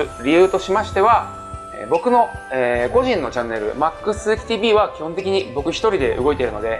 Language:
Japanese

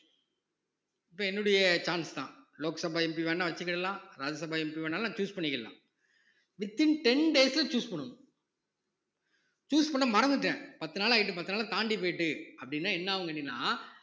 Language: Tamil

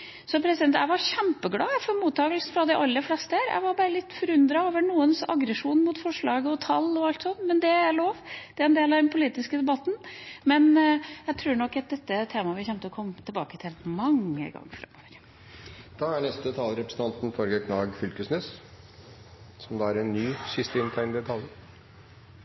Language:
Norwegian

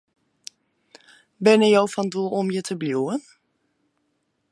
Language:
Western Frisian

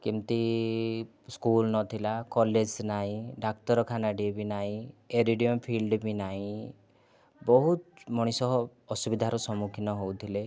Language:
Odia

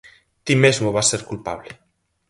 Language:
Galician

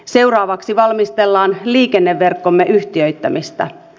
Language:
Finnish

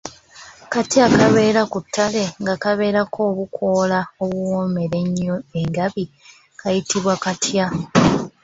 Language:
Ganda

